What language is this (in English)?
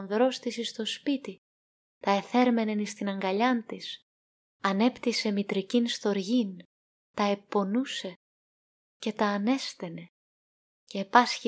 Greek